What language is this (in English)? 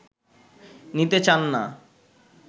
Bangla